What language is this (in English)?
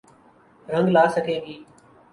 Urdu